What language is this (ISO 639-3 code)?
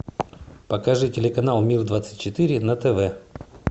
rus